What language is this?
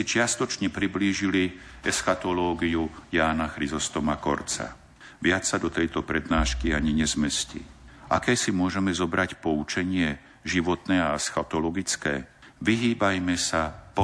Slovak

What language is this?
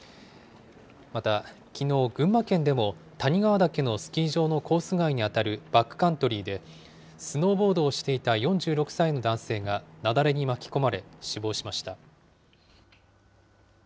Japanese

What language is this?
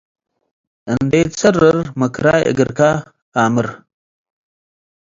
Tigre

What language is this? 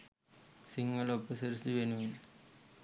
Sinhala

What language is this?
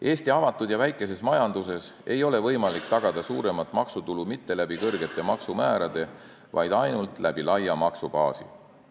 Estonian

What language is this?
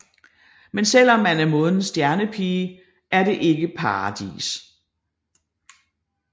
Danish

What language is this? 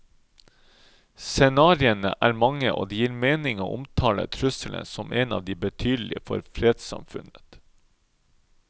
Norwegian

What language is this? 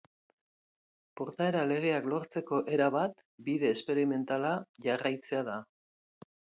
Basque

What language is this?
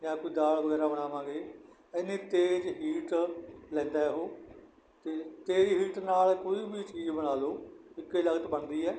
Punjabi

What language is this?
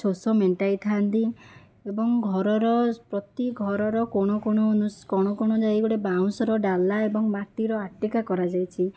Odia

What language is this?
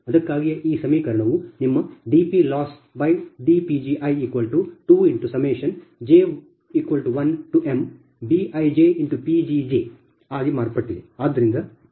Kannada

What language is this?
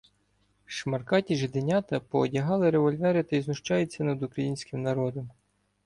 Ukrainian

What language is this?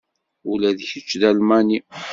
Kabyle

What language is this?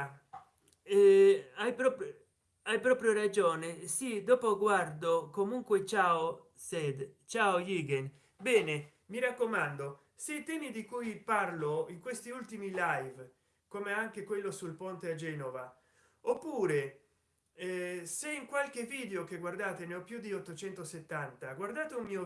Italian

